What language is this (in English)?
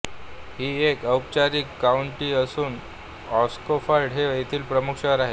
Marathi